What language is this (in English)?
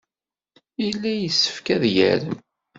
Kabyle